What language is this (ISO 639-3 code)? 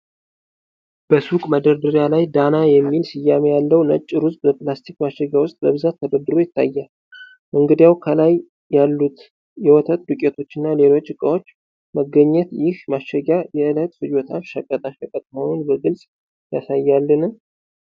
amh